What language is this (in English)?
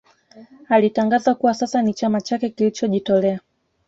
Swahili